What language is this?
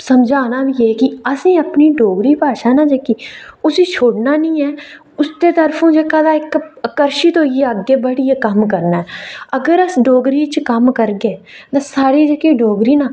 Dogri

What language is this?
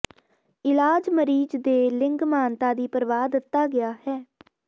Punjabi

